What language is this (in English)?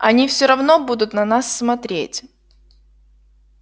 Russian